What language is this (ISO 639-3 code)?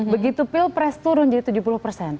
ind